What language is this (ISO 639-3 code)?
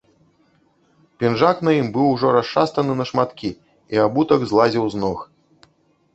bel